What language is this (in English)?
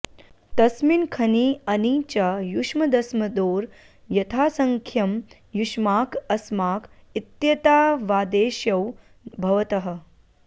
Sanskrit